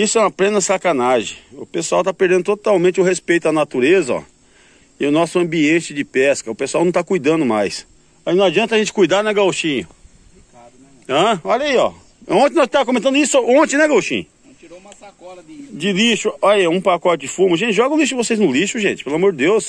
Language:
Portuguese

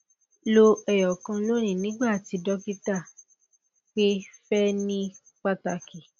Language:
Yoruba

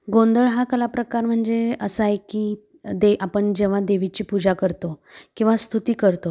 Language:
Marathi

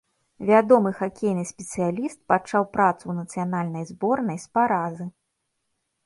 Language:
Belarusian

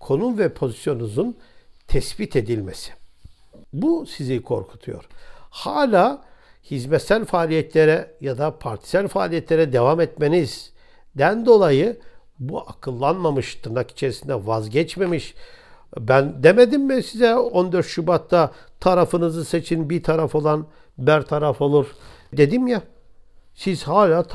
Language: Turkish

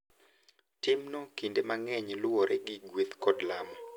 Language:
Luo (Kenya and Tanzania)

